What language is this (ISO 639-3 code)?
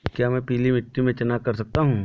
hin